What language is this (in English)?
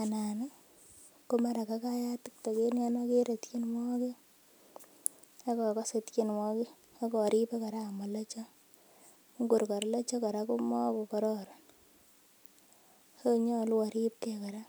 Kalenjin